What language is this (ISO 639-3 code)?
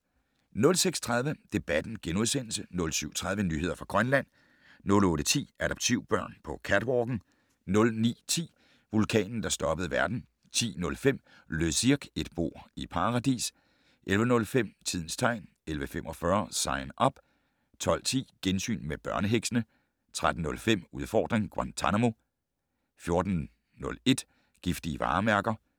dan